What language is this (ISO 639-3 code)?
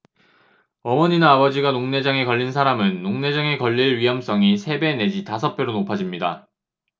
kor